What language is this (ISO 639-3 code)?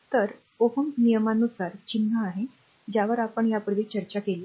mar